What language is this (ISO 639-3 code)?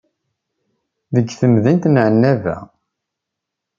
kab